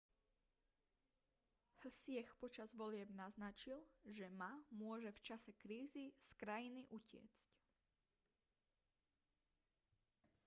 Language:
Slovak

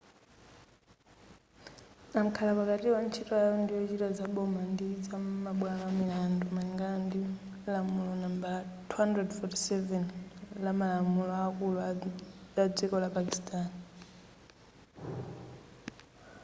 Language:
Nyanja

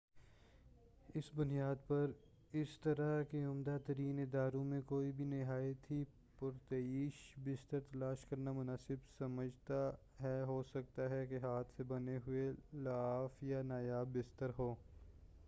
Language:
Urdu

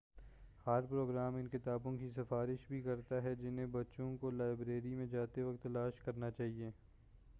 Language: Urdu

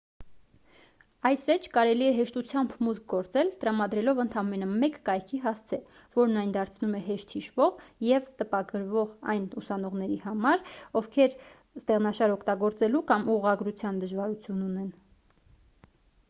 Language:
Armenian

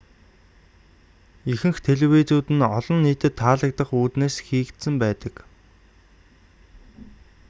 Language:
Mongolian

